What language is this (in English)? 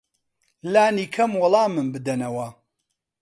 Central Kurdish